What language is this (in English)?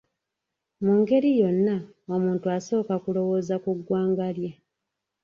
Ganda